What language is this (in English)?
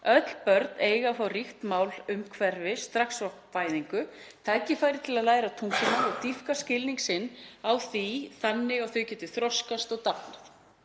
Icelandic